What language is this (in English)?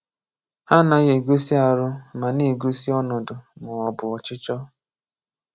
Igbo